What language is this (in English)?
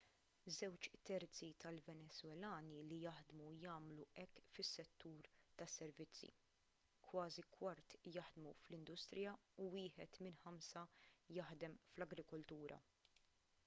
Maltese